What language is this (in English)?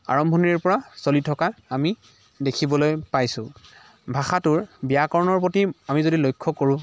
Assamese